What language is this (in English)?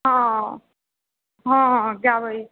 Maithili